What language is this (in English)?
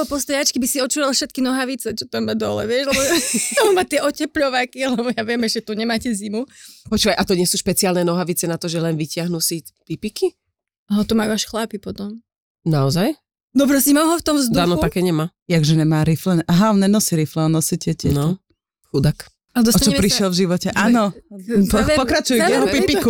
Slovak